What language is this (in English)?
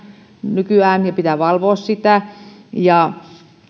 Finnish